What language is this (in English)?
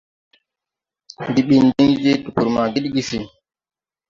Tupuri